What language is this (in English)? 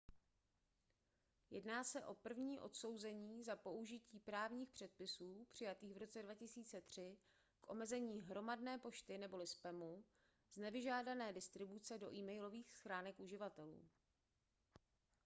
Czech